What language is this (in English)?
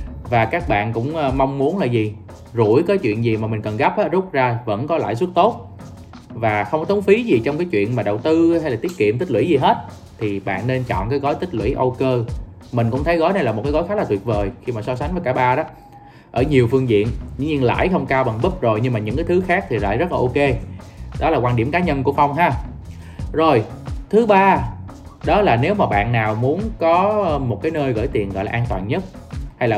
Vietnamese